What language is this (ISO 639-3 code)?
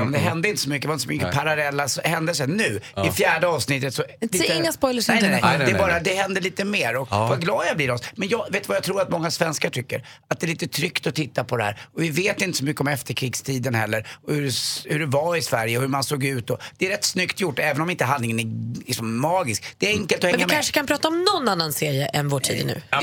swe